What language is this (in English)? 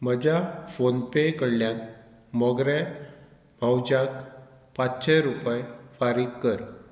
Konkani